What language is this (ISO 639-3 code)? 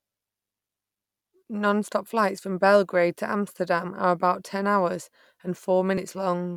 eng